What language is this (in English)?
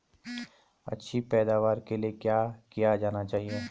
Hindi